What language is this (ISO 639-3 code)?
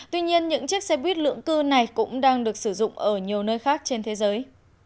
vie